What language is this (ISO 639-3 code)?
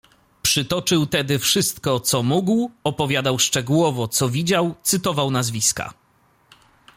pol